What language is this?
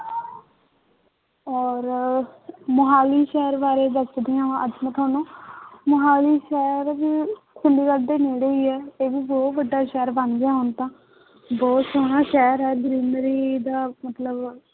Punjabi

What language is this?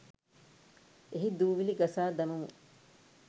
Sinhala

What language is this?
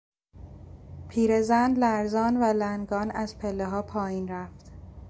Persian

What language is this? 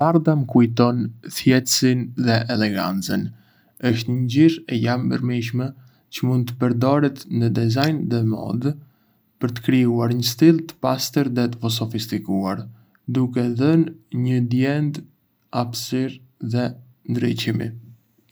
Arbëreshë Albanian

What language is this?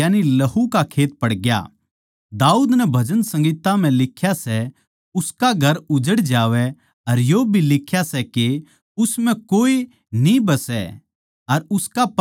Haryanvi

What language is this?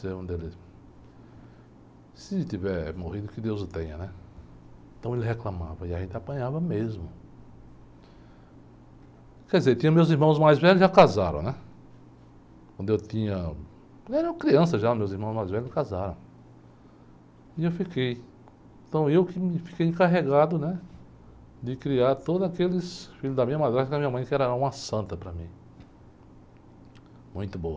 Portuguese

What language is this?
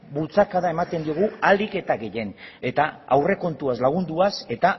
Basque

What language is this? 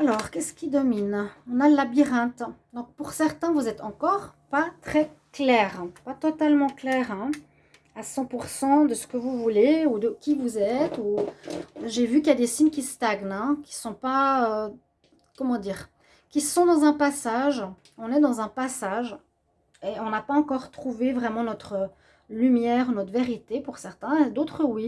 French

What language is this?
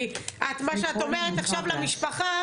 Hebrew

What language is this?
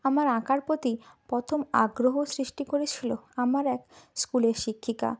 Bangla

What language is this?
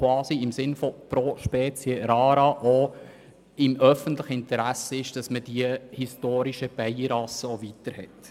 Swiss German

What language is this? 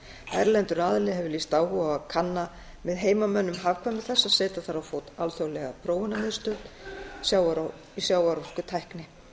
Icelandic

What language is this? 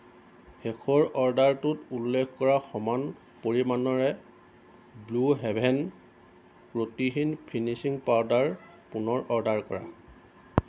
Assamese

